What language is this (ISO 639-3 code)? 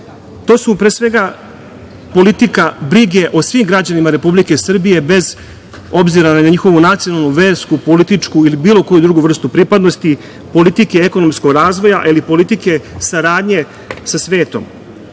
srp